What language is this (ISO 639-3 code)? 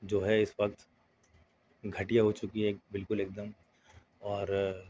urd